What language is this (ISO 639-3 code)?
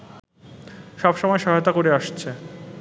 ben